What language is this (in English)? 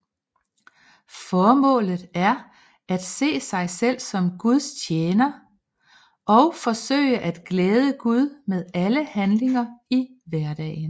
Danish